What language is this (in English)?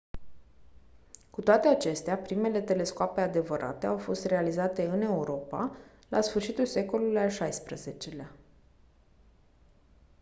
Romanian